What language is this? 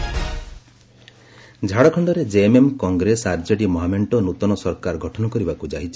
Odia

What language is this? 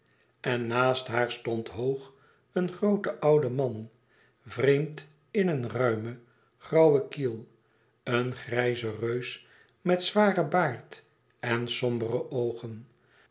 Dutch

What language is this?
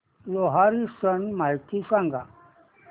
Marathi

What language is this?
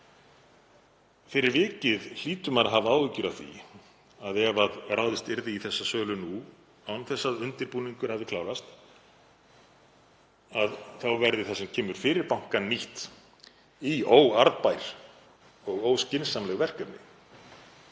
Icelandic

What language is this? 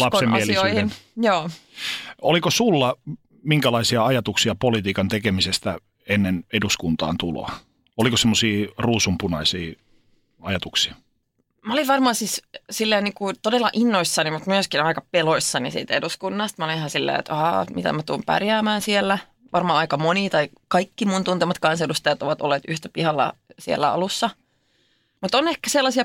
Finnish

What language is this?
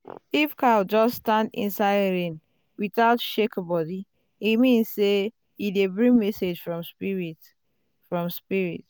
Nigerian Pidgin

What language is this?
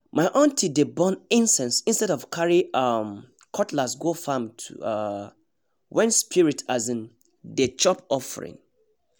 Nigerian Pidgin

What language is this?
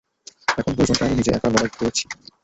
Bangla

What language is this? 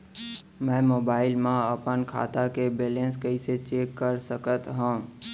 Chhattisgarhi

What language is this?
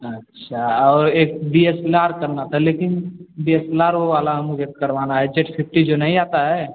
Hindi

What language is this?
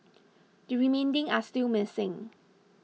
English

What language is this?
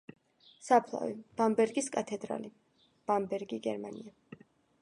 Georgian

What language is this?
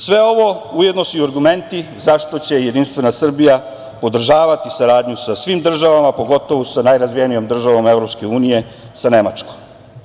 Serbian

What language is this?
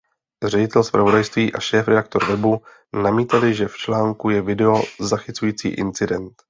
Czech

